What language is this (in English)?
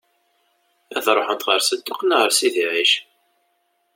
Kabyle